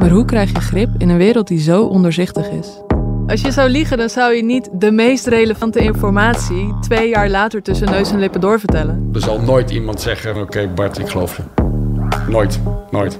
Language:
Dutch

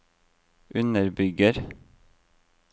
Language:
Norwegian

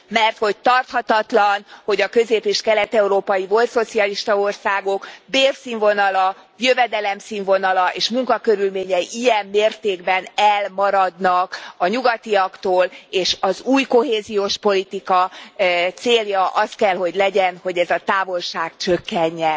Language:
Hungarian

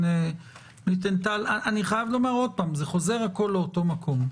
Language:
Hebrew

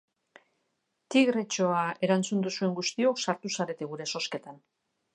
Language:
Basque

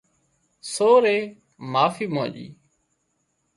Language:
Wadiyara Koli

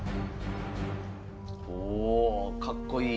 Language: Japanese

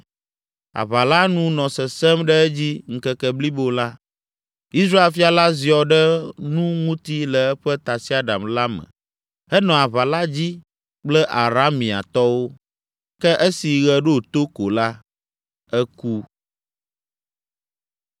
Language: Ewe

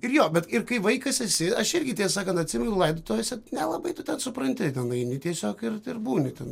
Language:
Lithuanian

